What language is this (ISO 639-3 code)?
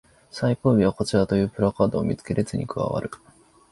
jpn